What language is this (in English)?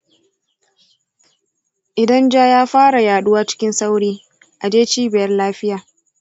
Hausa